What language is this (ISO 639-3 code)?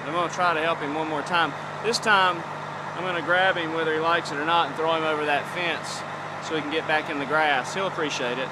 eng